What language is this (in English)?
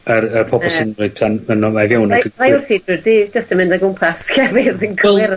Welsh